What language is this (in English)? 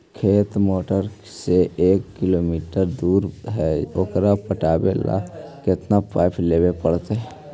Magahi